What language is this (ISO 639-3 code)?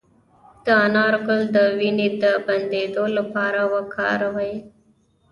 pus